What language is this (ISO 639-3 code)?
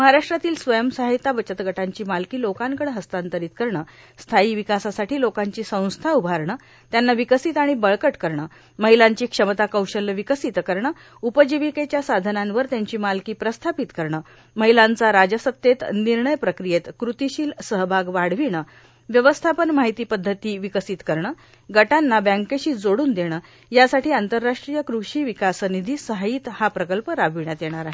mar